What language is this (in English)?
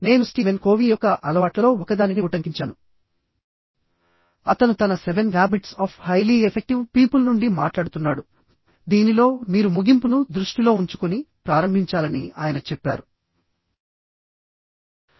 Telugu